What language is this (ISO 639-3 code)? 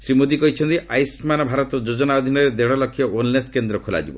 ori